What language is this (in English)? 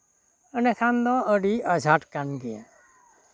Santali